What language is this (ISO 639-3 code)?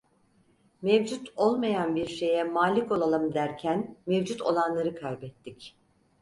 tur